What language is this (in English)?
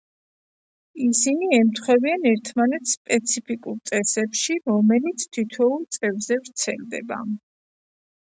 Georgian